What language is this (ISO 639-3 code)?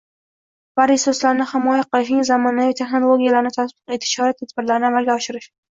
uzb